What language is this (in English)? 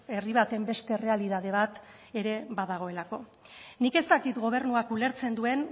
Basque